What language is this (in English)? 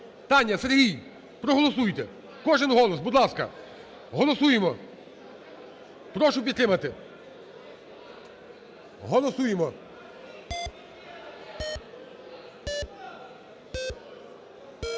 Ukrainian